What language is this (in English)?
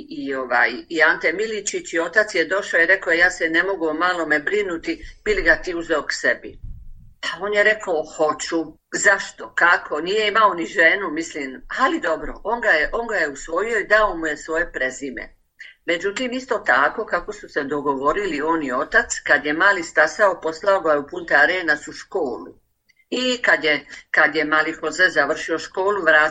Croatian